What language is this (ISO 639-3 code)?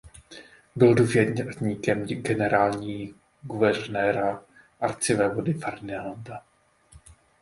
ces